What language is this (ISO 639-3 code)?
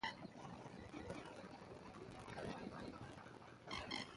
eng